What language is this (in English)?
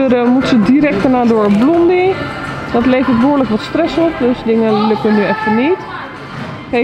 Dutch